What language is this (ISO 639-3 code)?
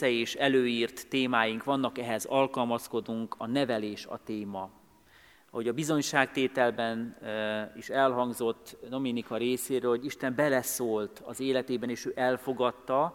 hun